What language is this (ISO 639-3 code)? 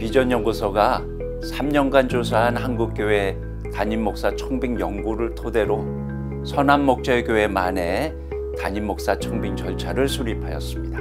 kor